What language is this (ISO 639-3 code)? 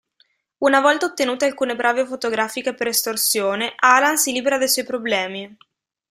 ita